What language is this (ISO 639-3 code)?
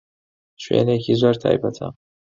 ckb